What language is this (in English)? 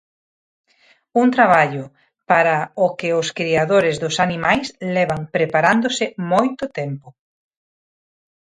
Galician